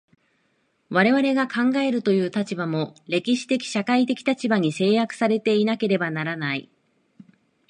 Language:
Japanese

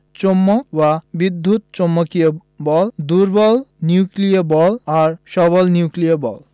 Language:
Bangla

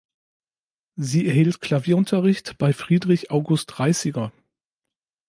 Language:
German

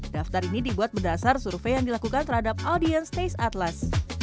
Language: Indonesian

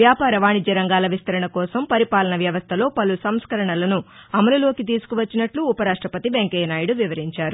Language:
Telugu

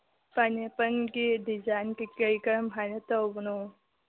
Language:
Manipuri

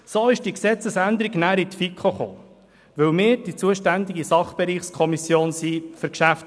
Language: Swiss German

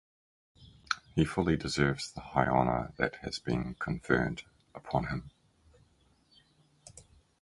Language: English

